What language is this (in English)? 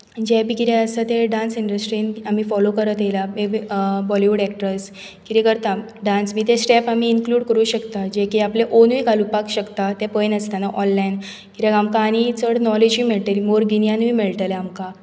Konkani